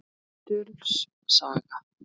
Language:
Icelandic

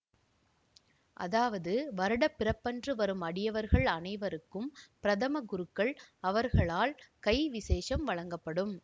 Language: Tamil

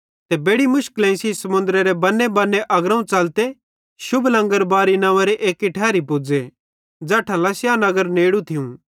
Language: Bhadrawahi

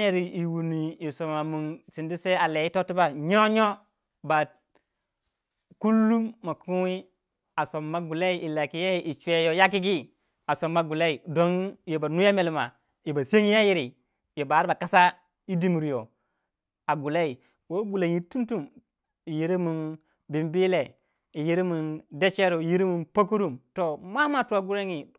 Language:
Waja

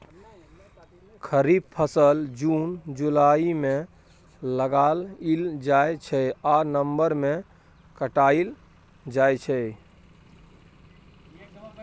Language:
Maithili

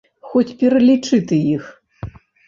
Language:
Belarusian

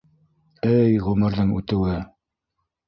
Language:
Bashkir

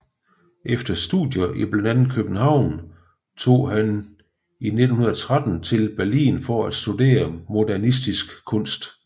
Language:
Danish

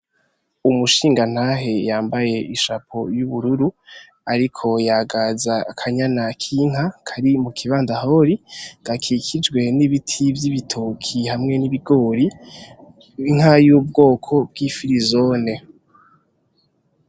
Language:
Rundi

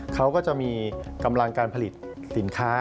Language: Thai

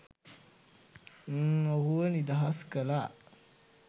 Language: Sinhala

